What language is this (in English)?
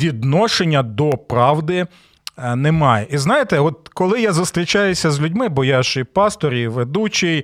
Ukrainian